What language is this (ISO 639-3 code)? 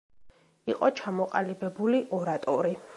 kat